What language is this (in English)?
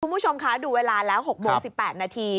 Thai